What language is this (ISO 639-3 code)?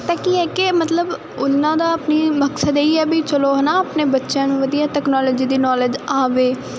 pan